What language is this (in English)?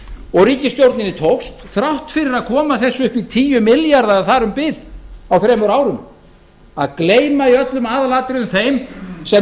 Icelandic